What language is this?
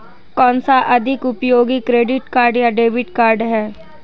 Hindi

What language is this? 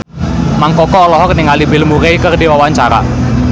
Sundanese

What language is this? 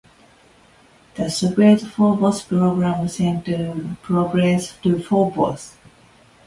English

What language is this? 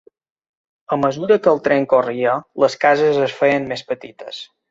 Catalan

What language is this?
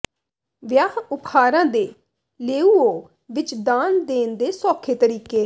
Punjabi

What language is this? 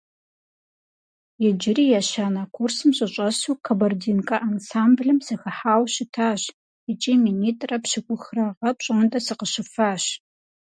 Kabardian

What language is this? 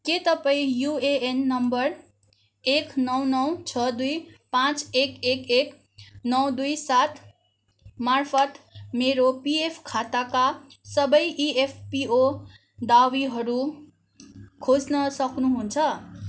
Nepali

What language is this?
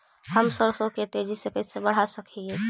Magahi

